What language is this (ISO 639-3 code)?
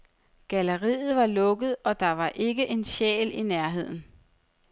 dan